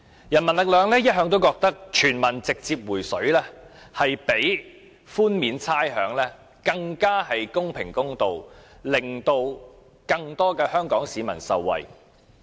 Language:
Cantonese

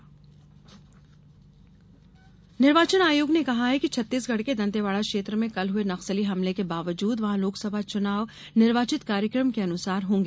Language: Hindi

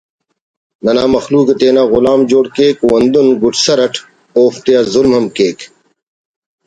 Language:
Brahui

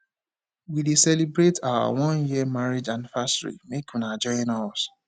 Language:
Nigerian Pidgin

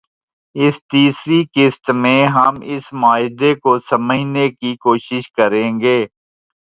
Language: Urdu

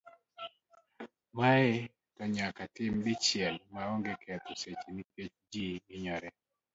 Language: Luo (Kenya and Tanzania)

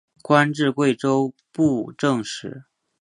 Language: Chinese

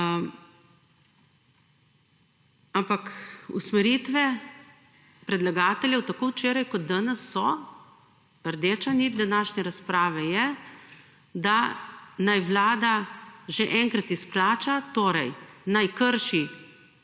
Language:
Slovenian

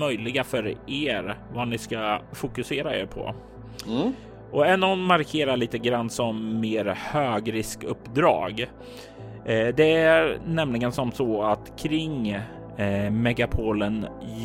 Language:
Swedish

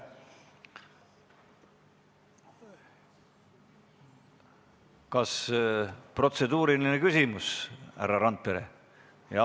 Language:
Estonian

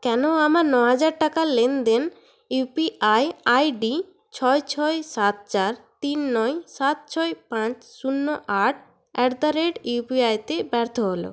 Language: Bangla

